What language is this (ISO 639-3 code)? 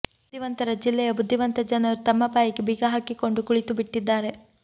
kan